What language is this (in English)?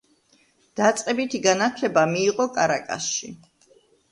Georgian